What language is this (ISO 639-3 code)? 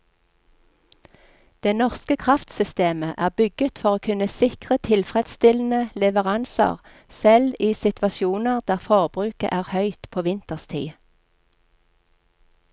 nor